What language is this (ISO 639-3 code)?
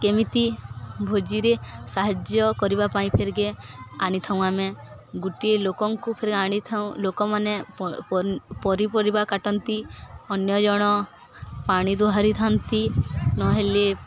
ori